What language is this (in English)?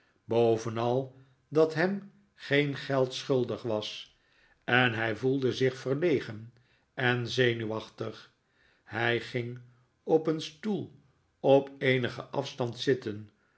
Dutch